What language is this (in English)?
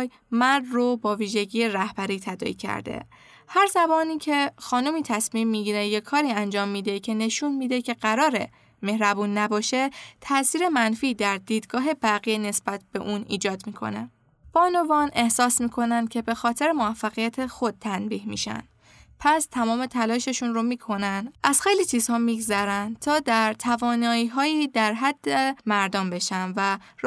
Persian